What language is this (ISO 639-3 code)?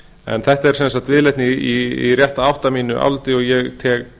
isl